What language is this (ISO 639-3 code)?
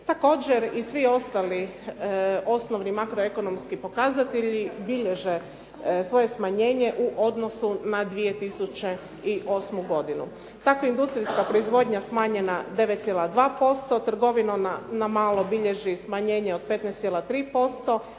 hrv